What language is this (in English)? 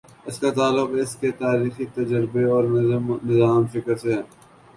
Urdu